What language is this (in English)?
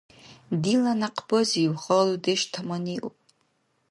Dargwa